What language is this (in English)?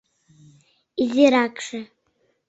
Mari